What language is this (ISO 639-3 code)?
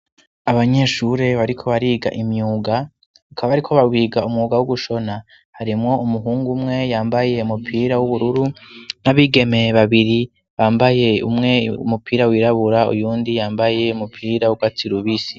run